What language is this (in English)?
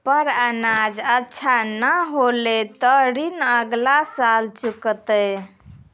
Maithili